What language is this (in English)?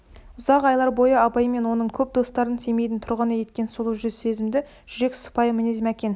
Kazakh